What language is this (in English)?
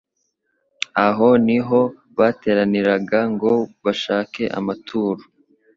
Kinyarwanda